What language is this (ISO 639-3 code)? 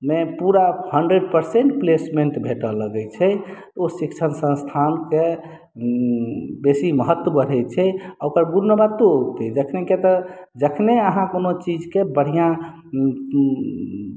mai